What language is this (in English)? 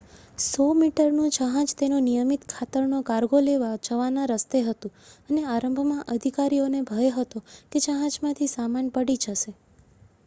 Gujarati